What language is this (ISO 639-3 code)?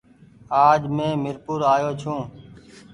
gig